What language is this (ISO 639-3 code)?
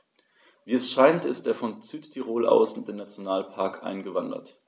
deu